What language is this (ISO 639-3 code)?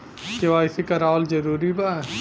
bho